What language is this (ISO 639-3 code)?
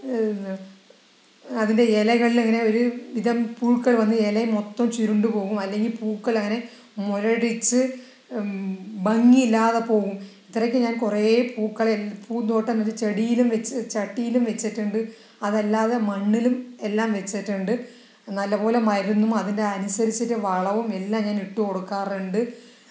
mal